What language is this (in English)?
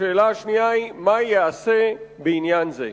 Hebrew